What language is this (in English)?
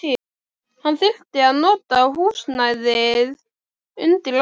Icelandic